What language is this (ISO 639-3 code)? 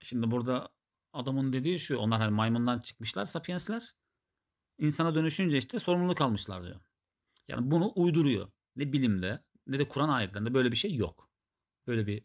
tur